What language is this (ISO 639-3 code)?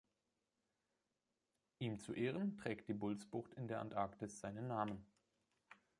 deu